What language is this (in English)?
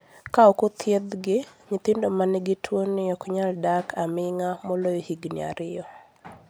Luo (Kenya and Tanzania)